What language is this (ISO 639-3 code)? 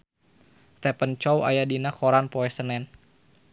sun